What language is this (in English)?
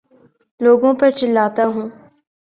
Urdu